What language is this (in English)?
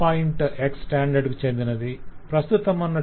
Telugu